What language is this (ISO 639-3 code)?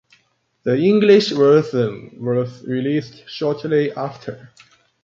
eng